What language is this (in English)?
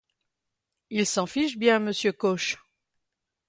French